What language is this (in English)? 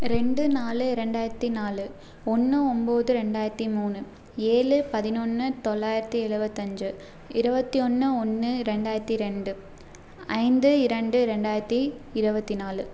Tamil